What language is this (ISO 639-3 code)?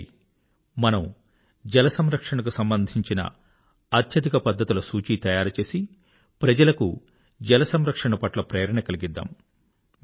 tel